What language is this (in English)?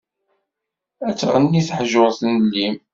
Kabyle